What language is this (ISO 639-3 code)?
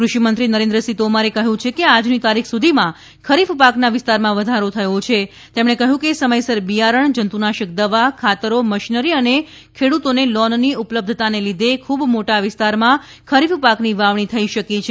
guj